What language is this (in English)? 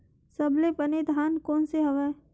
Chhattisgarhi